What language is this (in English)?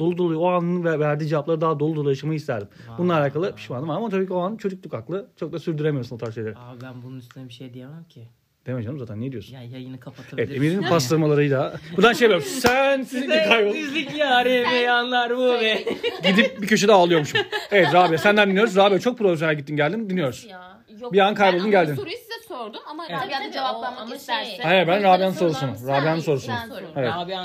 Turkish